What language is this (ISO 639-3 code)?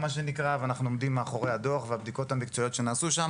heb